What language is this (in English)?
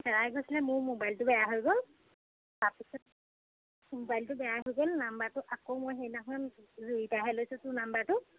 Assamese